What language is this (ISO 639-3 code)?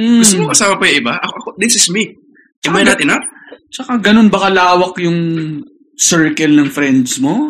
fil